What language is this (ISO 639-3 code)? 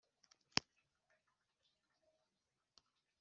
kin